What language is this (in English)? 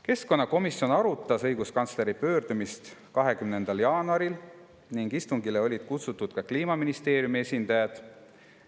Estonian